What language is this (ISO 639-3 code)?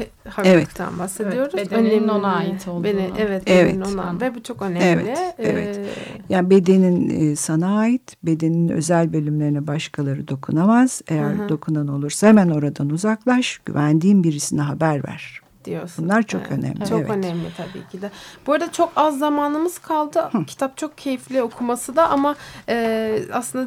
tur